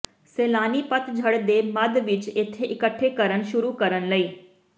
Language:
Punjabi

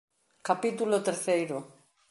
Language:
Galician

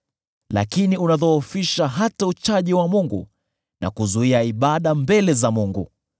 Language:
Swahili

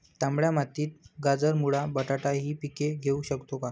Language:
Marathi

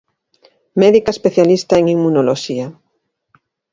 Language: Galician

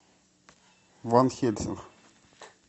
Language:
Russian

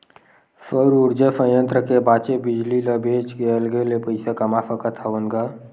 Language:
Chhattisgarhi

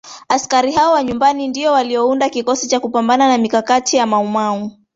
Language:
Swahili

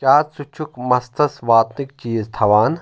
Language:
Kashmiri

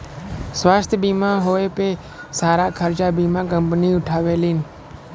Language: Bhojpuri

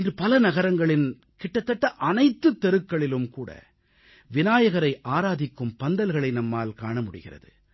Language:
Tamil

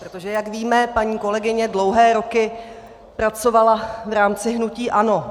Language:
Czech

